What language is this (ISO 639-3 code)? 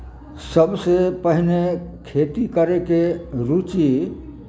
mai